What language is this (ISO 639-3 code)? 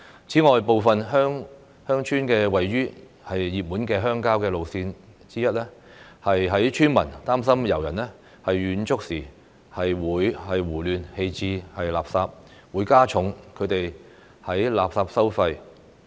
yue